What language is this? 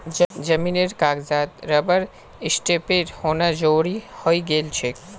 Magahi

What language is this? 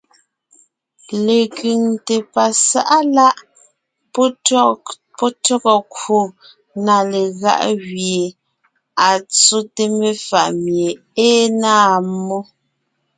Ngiemboon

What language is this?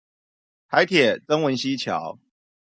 Chinese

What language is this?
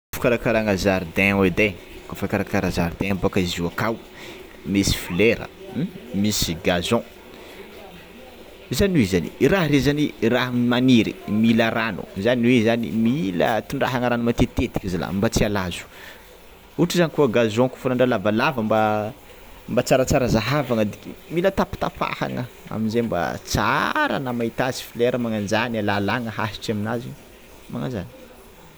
Tsimihety Malagasy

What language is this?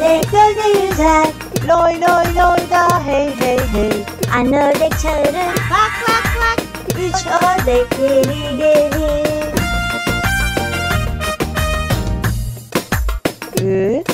Turkish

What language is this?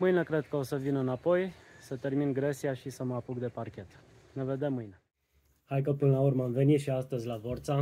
Romanian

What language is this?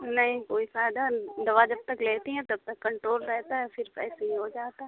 Urdu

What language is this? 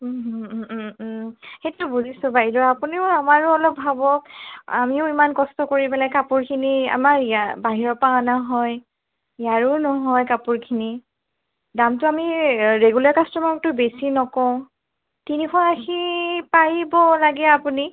Assamese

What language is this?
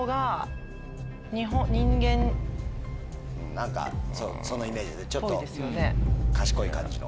Japanese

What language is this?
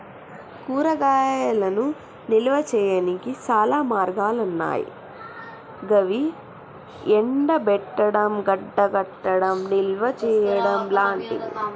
Telugu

